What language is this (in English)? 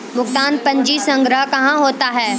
Maithili